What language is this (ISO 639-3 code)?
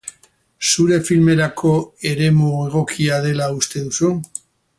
eus